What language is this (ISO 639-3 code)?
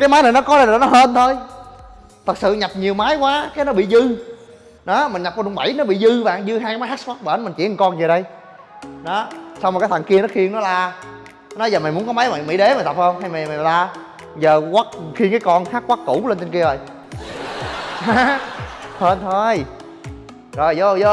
vie